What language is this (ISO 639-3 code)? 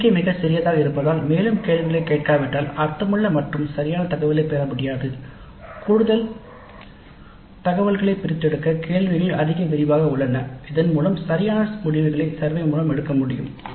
tam